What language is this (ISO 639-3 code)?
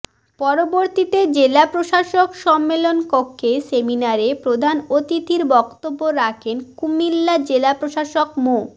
ben